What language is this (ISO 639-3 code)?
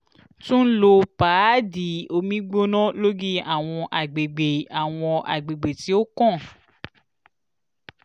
yor